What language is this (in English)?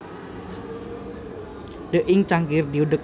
Javanese